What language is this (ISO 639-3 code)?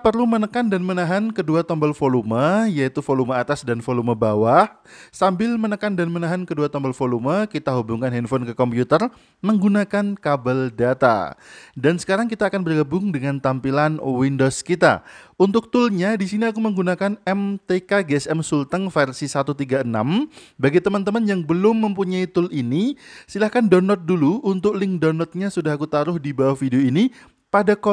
ind